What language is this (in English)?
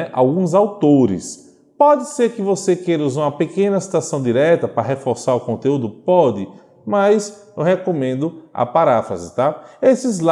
Portuguese